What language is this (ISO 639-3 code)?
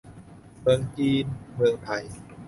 tha